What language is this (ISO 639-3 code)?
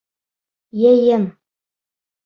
bak